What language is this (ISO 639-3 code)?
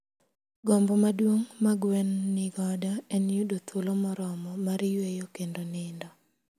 luo